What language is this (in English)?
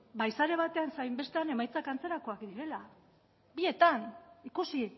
Basque